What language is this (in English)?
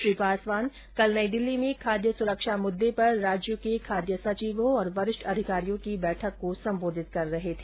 Hindi